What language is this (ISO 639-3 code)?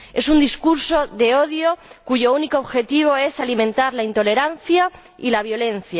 spa